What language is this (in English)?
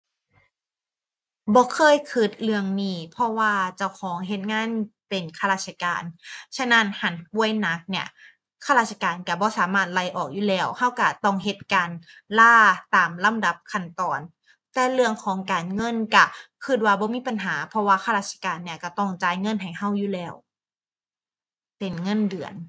Thai